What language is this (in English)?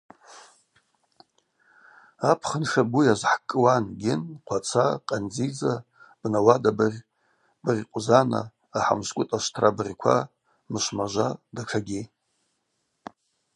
Abaza